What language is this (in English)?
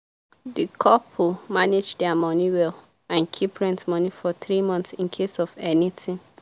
Nigerian Pidgin